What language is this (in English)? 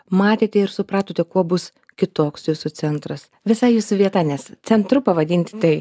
Lithuanian